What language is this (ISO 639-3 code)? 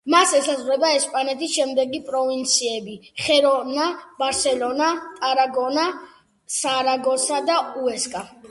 kat